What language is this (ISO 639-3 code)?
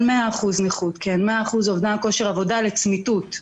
heb